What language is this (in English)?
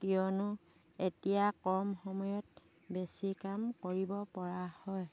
Assamese